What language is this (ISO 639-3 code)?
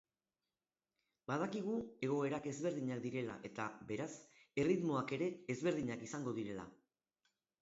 eus